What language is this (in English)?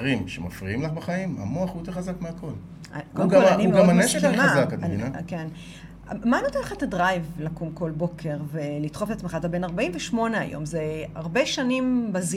Hebrew